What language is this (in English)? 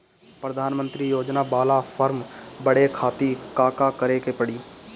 Bhojpuri